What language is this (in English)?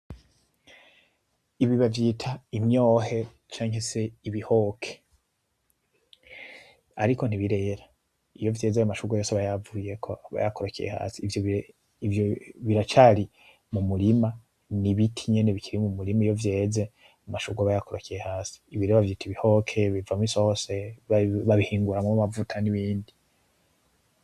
Rundi